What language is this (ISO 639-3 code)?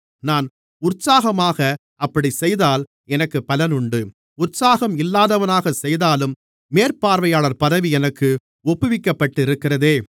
tam